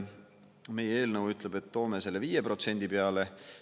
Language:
Estonian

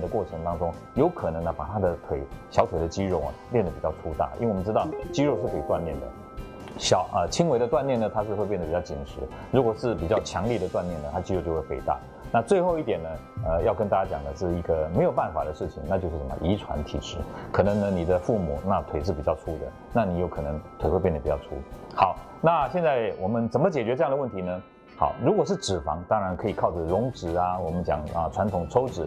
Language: Chinese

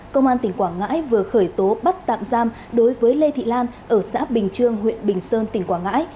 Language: Vietnamese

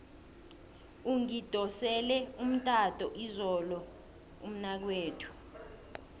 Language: South Ndebele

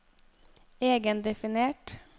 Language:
Norwegian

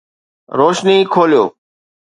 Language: Sindhi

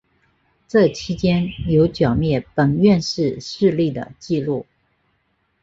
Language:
Chinese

